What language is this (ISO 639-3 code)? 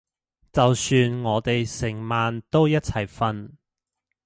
yue